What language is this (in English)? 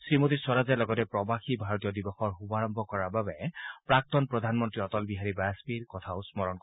Assamese